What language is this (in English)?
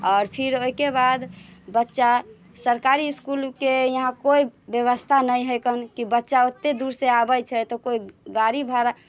Maithili